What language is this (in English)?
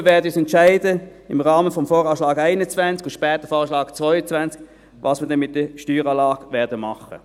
Swiss German